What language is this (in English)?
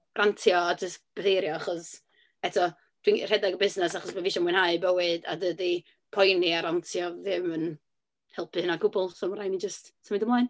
Welsh